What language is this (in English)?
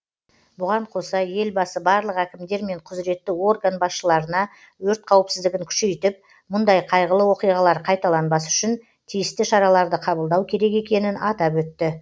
Kazakh